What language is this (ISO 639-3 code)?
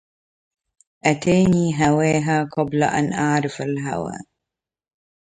ara